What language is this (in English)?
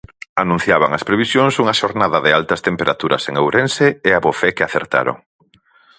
Galician